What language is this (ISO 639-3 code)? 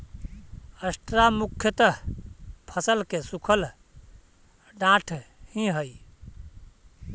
mag